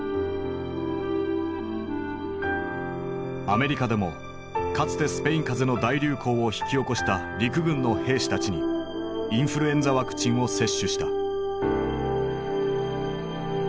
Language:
Japanese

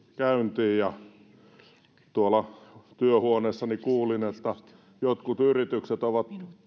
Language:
Finnish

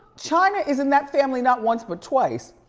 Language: English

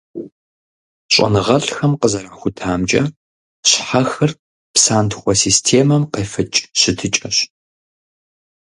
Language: Kabardian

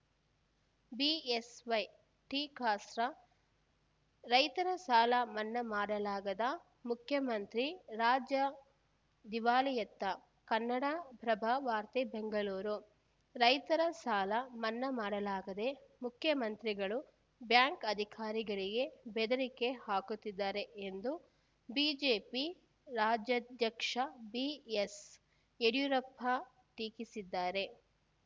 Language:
Kannada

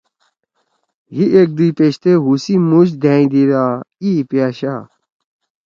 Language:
Torwali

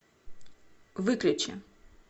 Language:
Russian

